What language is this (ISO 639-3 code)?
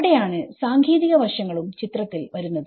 mal